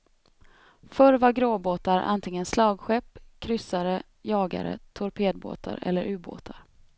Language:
Swedish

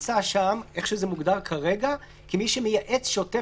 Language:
Hebrew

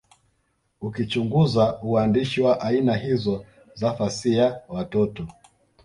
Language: Swahili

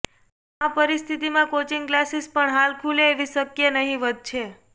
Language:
Gujarati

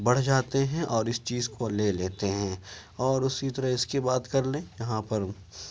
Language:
Urdu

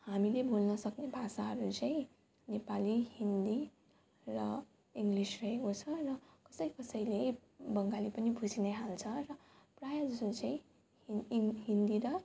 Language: Nepali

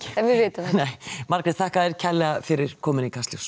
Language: Icelandic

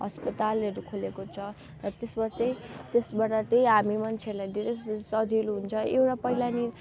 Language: Nepali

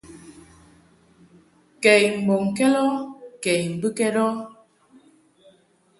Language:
Mungaka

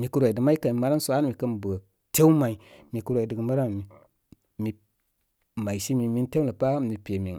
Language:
Koma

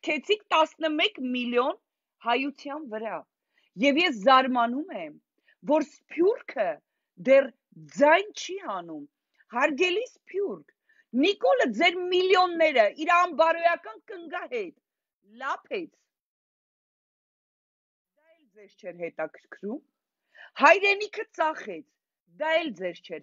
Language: Romanian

